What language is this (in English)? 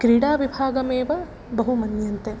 Sanskrit